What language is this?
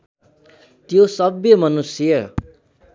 Nepali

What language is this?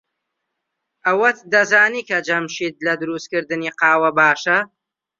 Central Kurdish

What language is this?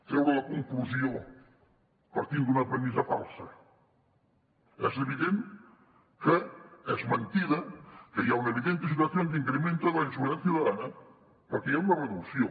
Catalan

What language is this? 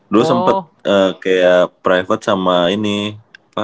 Indonesian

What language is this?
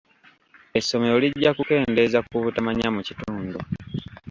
Ganda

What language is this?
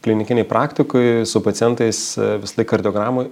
Lithuanian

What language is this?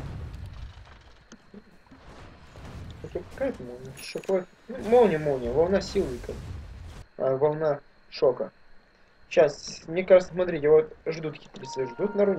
Russian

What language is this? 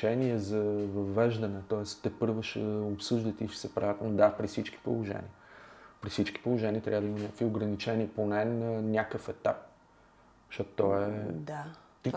Bulgarian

